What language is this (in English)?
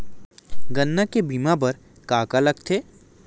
Chhattisgarhi